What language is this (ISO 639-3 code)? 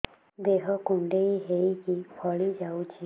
ori